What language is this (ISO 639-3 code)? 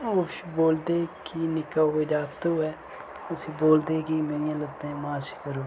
doi